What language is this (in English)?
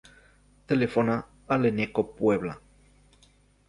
Catalan